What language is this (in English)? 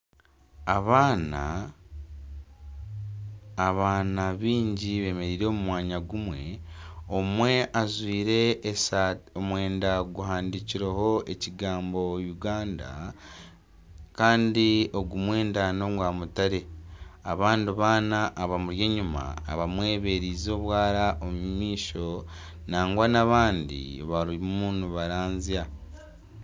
Nyankole